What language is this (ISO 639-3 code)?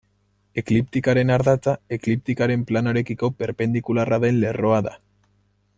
eus